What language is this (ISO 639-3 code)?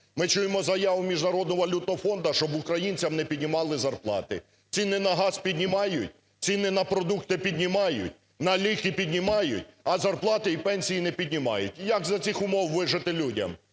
ukr